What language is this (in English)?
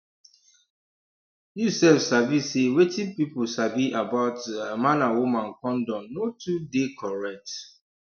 Nigerian Pidgin